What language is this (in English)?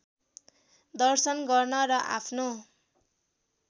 Nepali